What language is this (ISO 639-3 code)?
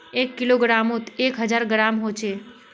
mag